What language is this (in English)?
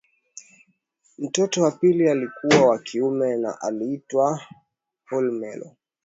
Swahili